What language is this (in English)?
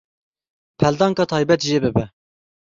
Kurdish